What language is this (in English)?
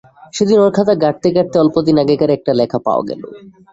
Bangla